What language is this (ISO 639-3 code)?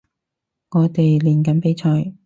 yue